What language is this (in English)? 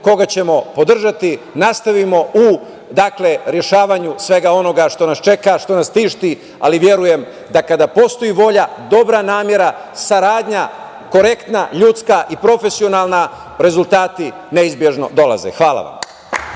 Serbian